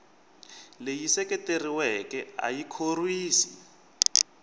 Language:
Tsonga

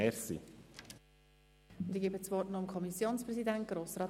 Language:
Swiss German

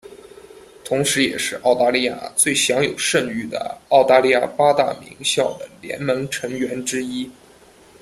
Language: Chinese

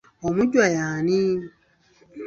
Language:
Ganda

